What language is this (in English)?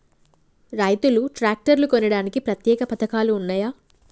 Telugu